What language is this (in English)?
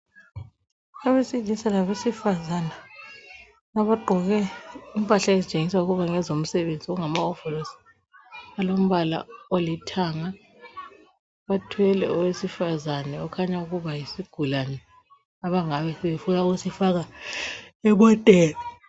North Ndebele